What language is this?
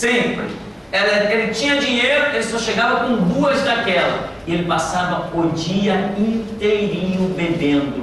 Portuguese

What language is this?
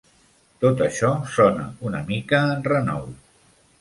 Catalan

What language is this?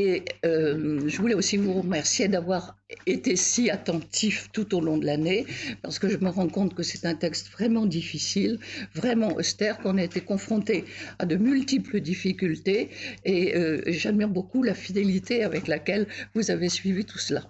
French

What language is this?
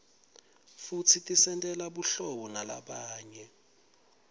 Swati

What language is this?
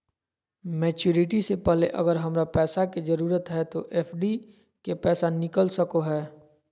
Magahi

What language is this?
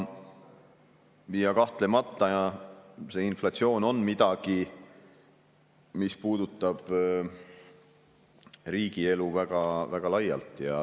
Estonian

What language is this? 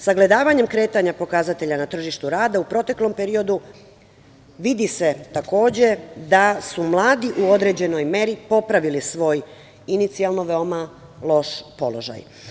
Serbian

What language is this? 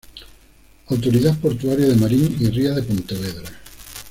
Spanish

